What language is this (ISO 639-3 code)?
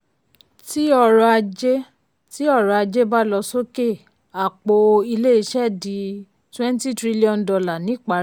yor